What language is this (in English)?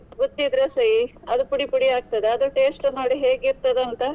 Kannada